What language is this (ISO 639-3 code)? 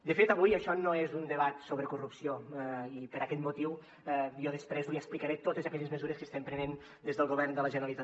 cat